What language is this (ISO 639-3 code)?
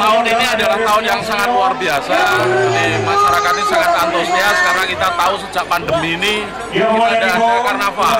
ind